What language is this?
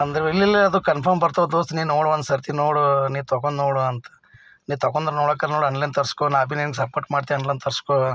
Kannada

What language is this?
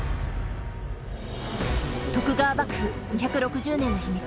Japanese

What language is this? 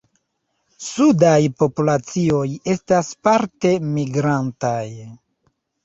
Esperanto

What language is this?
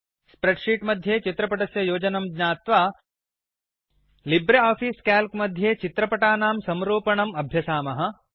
Sanskrit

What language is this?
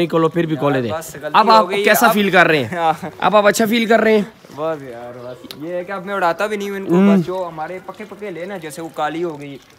Hindi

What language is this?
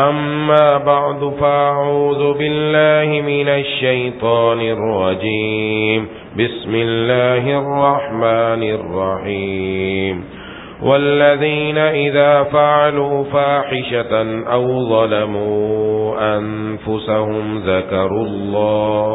Arabic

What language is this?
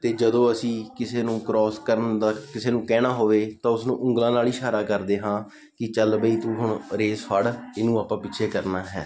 Punjabi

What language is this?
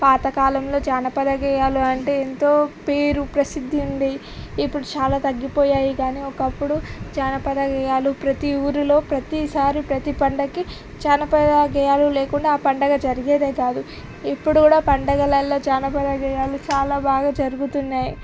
Telugu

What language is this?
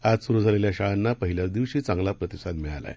Marathi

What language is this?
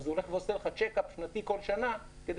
Hebrew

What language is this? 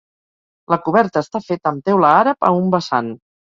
Catalan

